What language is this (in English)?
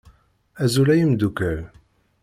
Kabyle